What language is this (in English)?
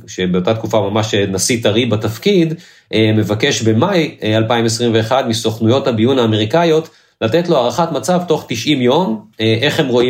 Hebrew